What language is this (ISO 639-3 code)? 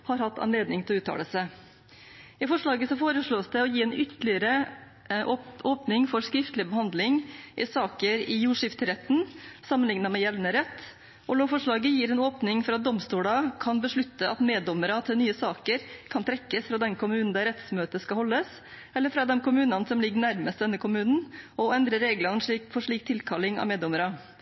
nob